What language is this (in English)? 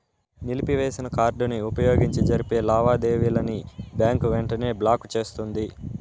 Telugu